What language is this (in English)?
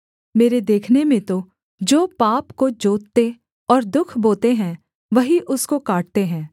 Hindi